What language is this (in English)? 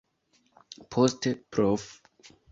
Esperanto